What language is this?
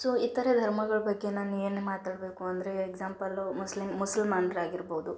Kannada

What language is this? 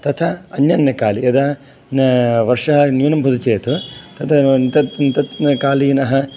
Sanskrit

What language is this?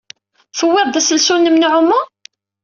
Kabyle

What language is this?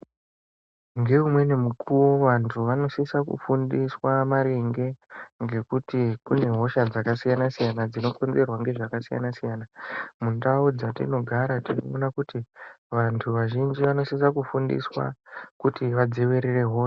Ndau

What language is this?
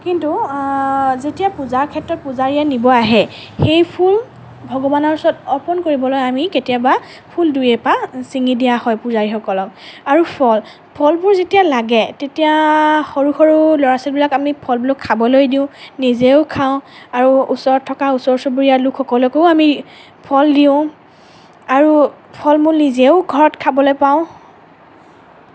Assamese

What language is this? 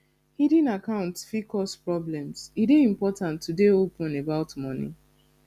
Nigerian Pidgin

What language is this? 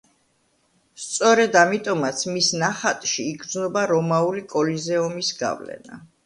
Georgian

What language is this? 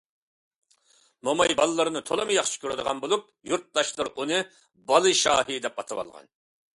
Uyghur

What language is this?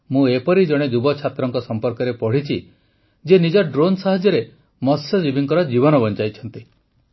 Odia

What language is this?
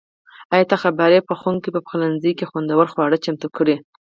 Pashto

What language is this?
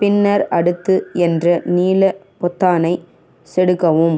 Tamil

